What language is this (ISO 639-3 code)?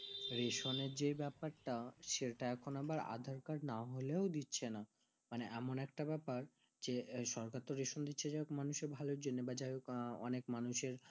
ben